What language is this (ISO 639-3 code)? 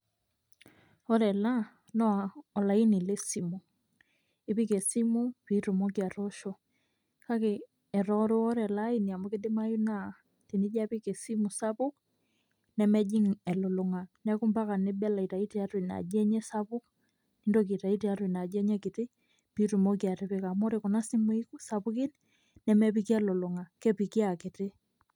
mas